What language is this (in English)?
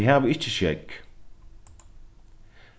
Faroese